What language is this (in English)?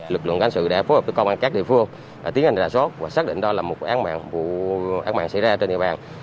Vietnamese